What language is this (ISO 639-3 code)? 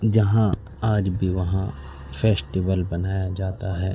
urd